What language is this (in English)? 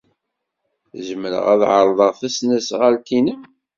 Kabyle